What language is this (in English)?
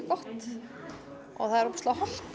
Icelandic